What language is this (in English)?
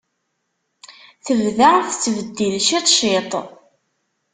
Kabyle